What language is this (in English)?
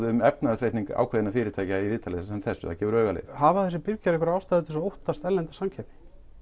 Icelandic